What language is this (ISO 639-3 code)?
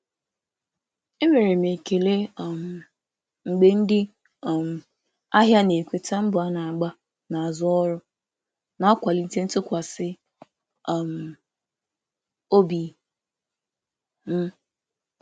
ibo